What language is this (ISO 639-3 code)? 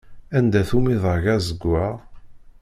kab